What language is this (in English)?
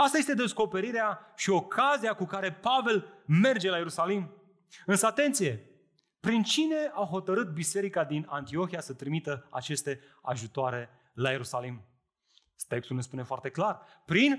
Romanian